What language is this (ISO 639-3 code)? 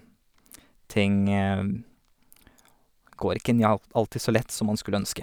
nor